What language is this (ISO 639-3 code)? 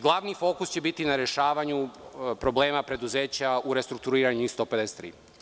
srp